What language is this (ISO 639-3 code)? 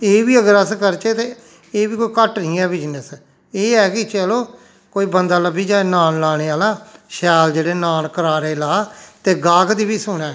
doi